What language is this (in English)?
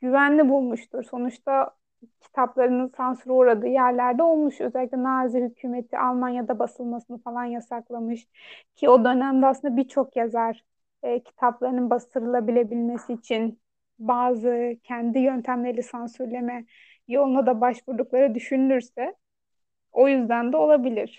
Turkish